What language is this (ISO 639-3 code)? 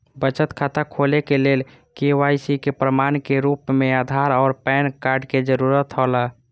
mai